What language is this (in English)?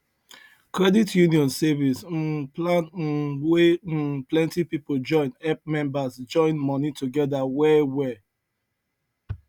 Nigerian Pidgin